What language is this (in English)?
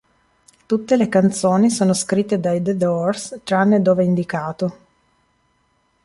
Italian